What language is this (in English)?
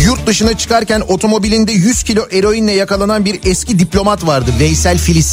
Turkish